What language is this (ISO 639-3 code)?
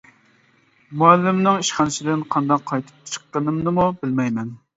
uig